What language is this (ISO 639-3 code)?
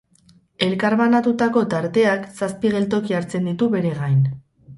eus